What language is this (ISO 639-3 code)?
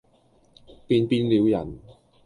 yue